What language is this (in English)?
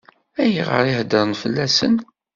Kabyle